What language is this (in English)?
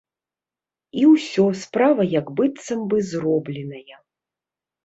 Belarusian